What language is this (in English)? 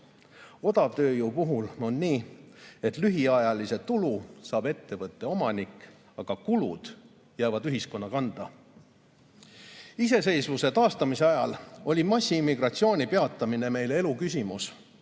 Estonian